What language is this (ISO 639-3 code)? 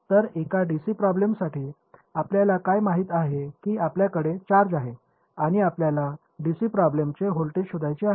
mar